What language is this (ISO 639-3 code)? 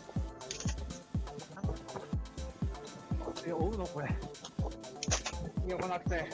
jpn